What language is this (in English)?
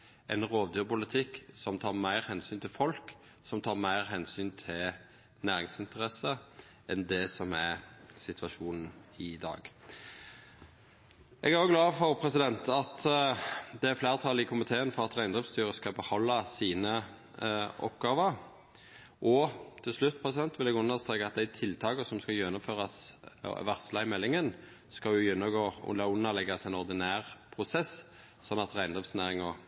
Norwegian Nynorsk